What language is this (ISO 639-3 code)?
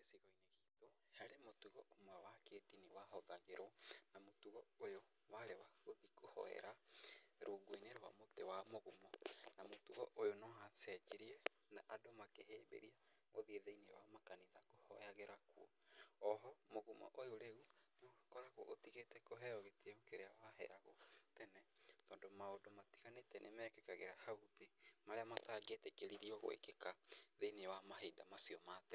kik